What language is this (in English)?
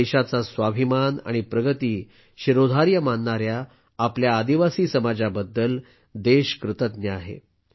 Marathi